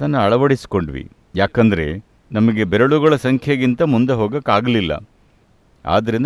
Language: English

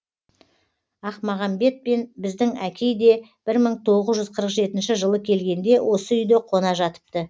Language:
Kazakh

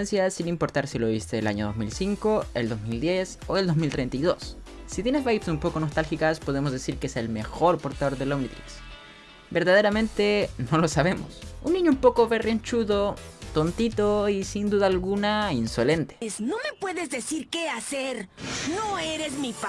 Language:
Spanish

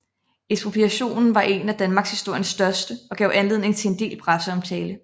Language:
Danish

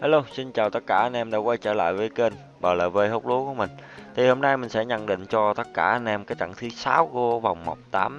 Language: Vietnamese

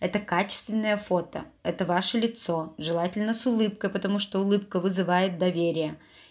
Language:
Russian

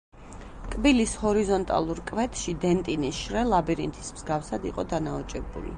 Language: Georgian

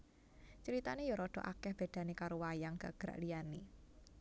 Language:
Javanese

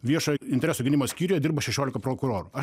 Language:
Lithuanian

